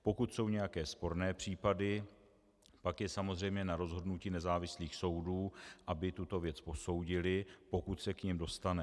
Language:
Czech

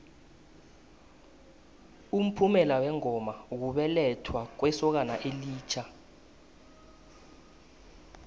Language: South Ndebele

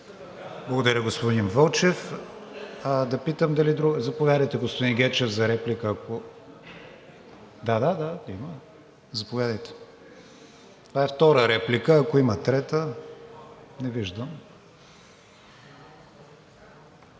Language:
Bulgarian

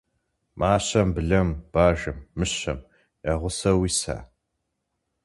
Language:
Kabardian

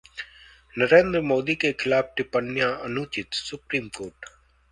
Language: Hindi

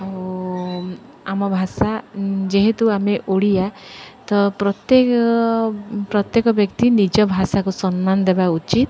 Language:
Odia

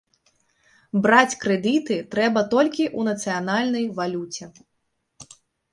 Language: Belarusian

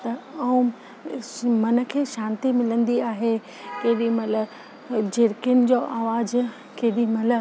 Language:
Sindhi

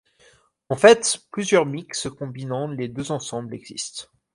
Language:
French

